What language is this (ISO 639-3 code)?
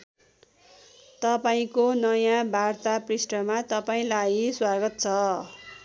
nep